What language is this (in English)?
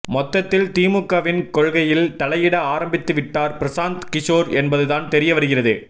Tamil